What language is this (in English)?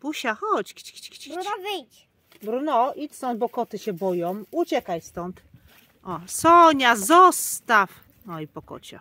Polish